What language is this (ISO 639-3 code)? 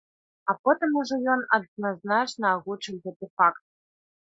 bel